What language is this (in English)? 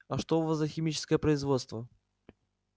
Russian